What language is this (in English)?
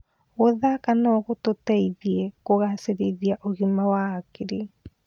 Kikuyu